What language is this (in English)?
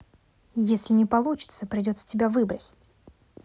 Russian